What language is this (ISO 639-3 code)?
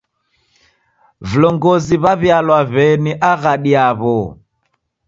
dav